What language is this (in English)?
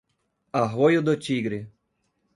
Portuguese